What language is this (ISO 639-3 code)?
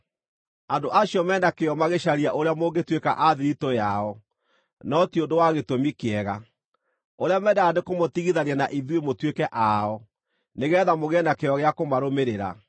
kik